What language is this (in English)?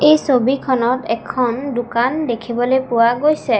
Assamese